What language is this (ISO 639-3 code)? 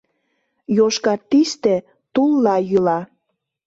chm